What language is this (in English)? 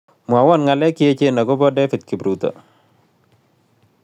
Kalenjin